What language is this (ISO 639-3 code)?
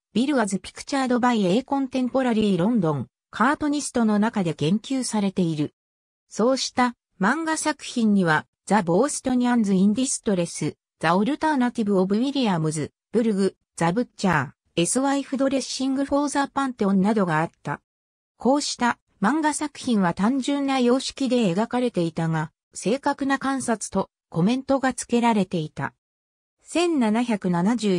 jpn